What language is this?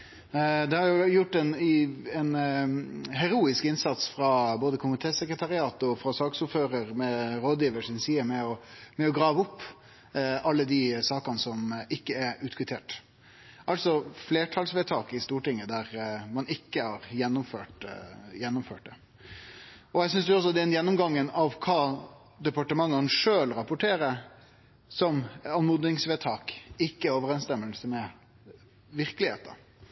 Norwegian Nynorsk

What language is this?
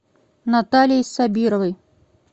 Russian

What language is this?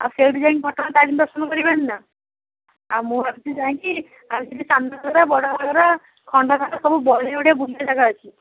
Odia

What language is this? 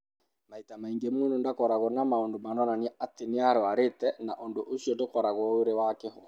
Kikuyu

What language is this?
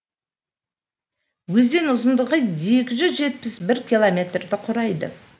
Kazakh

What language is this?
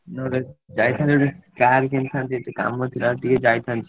Odia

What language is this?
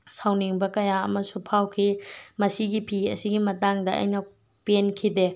Manipuri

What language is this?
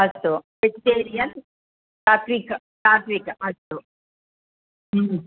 Sanskrit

